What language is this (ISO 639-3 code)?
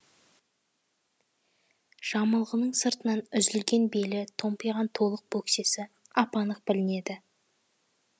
kaz